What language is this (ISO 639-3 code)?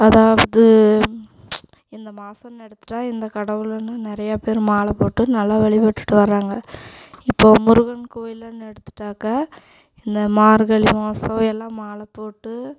tam